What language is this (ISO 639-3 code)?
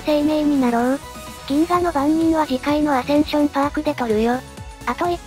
jpn